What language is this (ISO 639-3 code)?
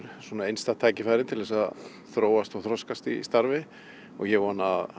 isl